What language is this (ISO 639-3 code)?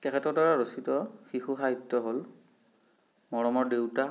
asm